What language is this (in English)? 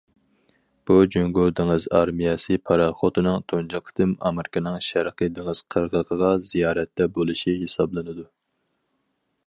Uyghur